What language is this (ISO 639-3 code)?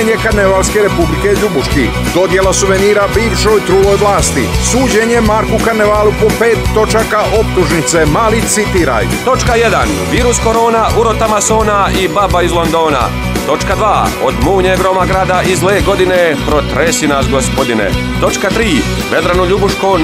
ron